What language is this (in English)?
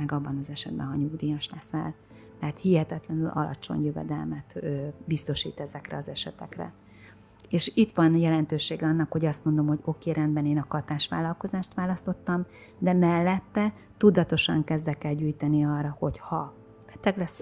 Hungarian